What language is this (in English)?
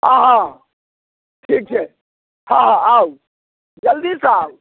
Maithili